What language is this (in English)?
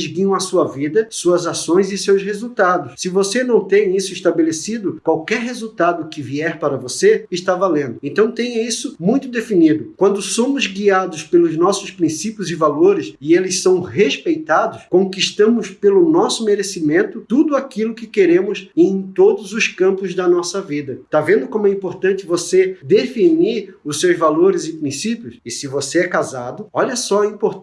Portuguese